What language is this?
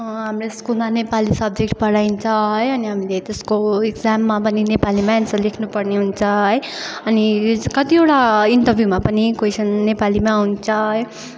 Nepali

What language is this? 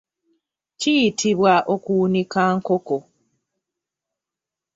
Ganda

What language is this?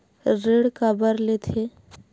Chhattisgarhi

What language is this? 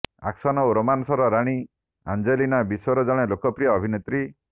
Odia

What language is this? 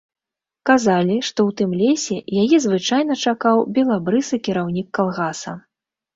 Belarusian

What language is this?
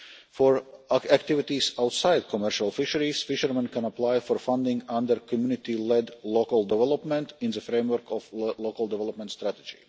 English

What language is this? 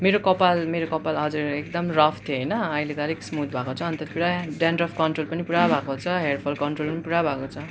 Nepali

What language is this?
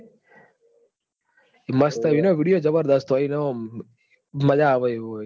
Gujarati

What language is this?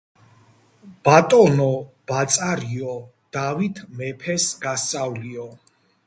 Georgian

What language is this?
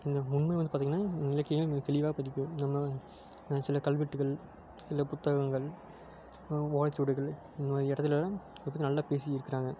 Tamil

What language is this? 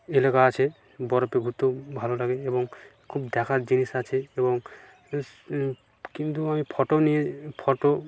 Bangla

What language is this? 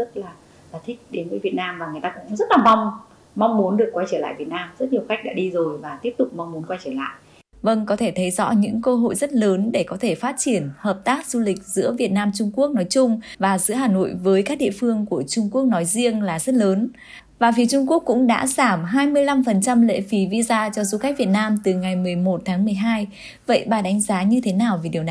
Vietnamese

